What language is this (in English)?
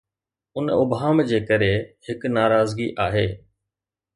Sindhi